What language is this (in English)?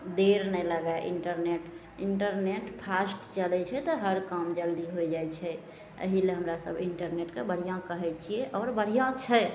Maithili